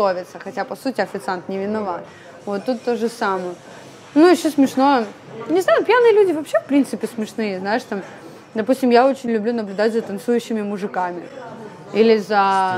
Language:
Russian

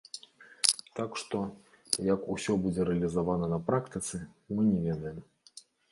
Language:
Belarusian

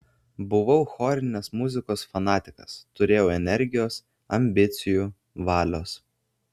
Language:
Lithuanian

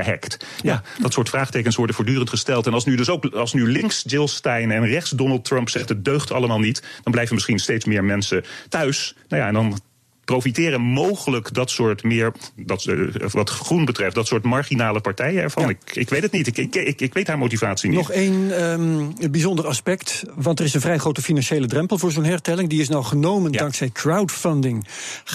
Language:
Dutch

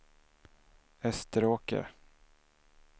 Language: Swedish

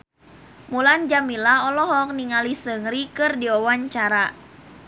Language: Sundanese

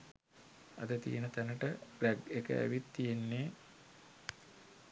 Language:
Sinhala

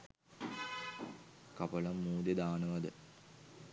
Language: Sinhala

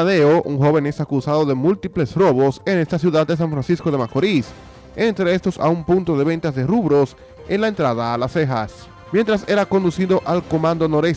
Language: Spanish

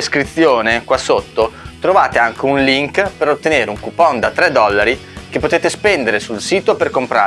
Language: Italian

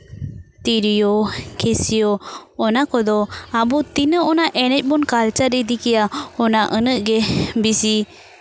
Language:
Santali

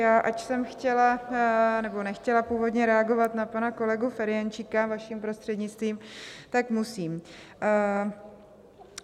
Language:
Czech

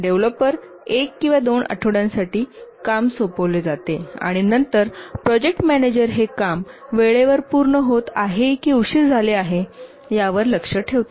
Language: Marathi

